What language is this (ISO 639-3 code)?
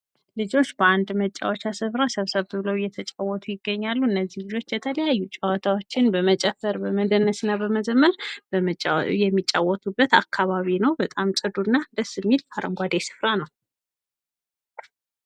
amh